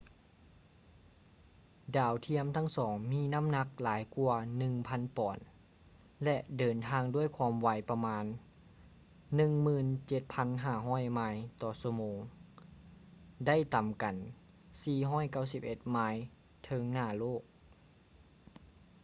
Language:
Lao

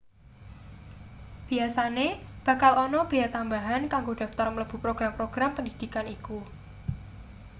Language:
Javanese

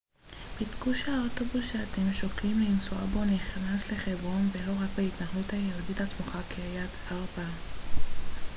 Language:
Hebrew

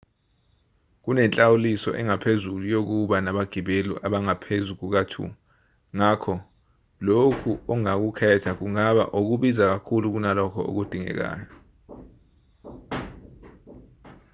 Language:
Zulu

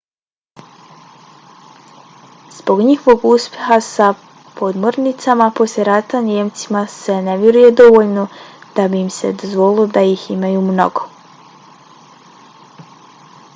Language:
Bosnian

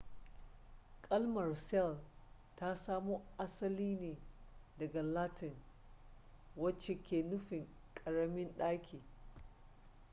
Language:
Hausa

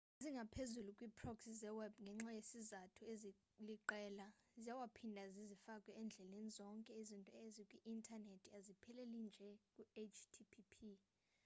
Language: Xhosa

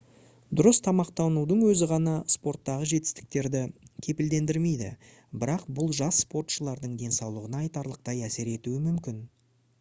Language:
Kazakh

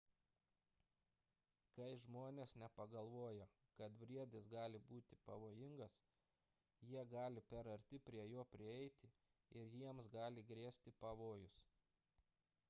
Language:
Lithuanian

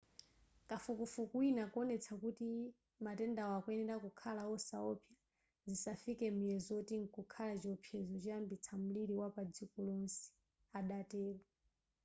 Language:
Nyanja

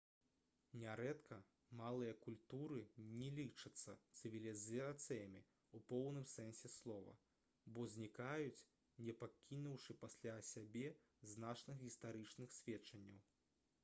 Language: Belarusian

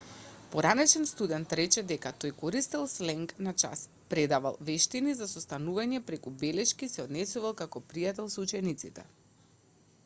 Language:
Macedonian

